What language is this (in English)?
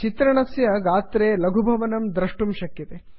Sanskrit